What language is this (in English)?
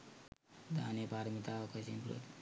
Sinhala